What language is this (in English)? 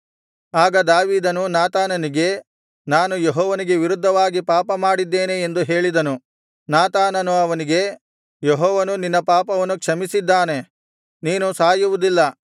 Kannada